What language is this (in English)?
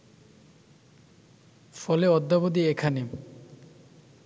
Bangla